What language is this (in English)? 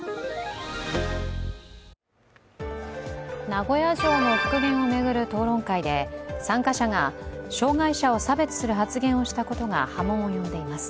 Japanese